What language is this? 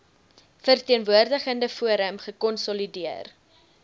Afrikaans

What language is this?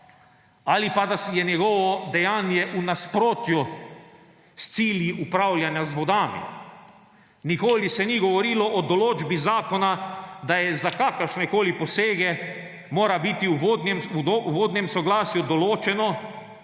Slovenian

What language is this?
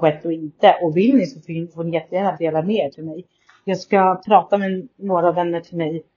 Swedish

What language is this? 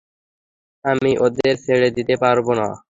Bangla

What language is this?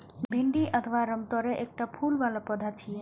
Maithili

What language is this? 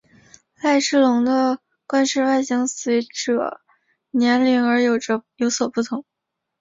Chinese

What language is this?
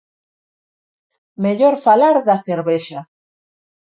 Galician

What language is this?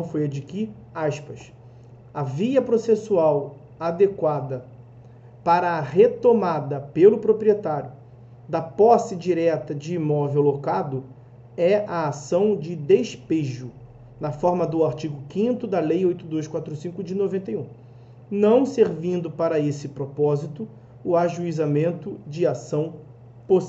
Portuguese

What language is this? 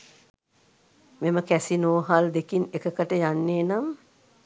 Sinhala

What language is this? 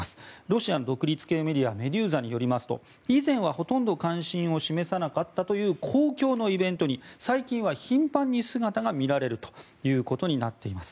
Japanese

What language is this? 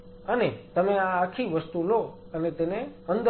Gujarati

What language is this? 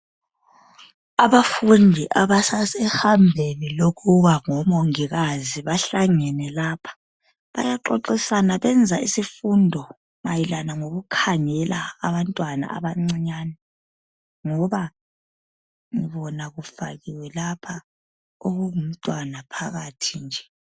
North Ndebele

